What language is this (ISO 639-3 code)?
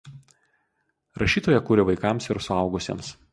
lit